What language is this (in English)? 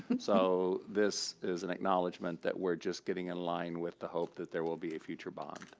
English